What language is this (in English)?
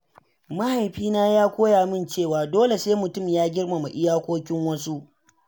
Hausa